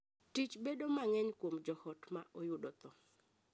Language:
Luo (Kenya and Tanzania)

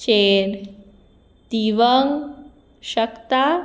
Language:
Konkani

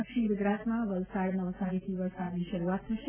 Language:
Gujarati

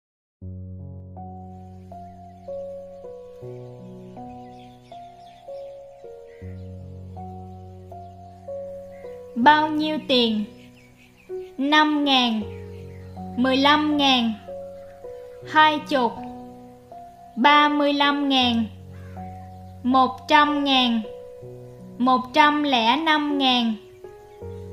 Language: Vietnamese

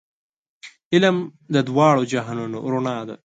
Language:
Pashto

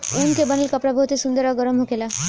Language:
Bhojpuri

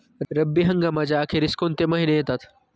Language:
Marathi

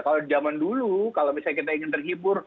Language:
Indonesian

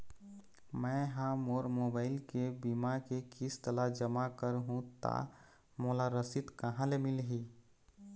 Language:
Chhattisgarhi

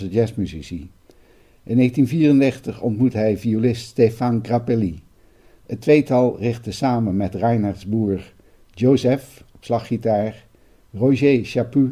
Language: Dutch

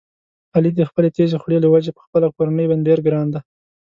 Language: Pashto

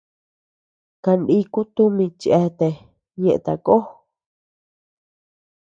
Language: Tepeuxila Cuicatec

